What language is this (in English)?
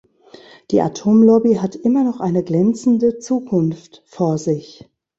German